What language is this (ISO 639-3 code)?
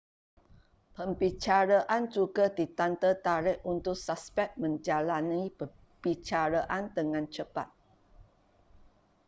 msa